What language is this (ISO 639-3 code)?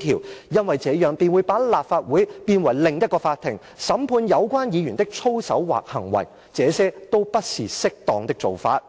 yue